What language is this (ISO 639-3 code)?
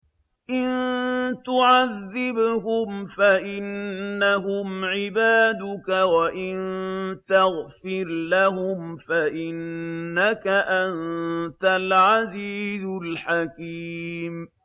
ara